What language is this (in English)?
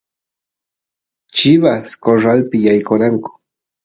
Santiago del Estero Quichua